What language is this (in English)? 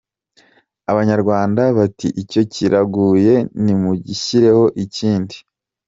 Kinyarwanda